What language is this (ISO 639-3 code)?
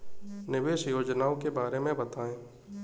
hin